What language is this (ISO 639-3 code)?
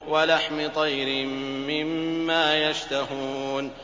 ara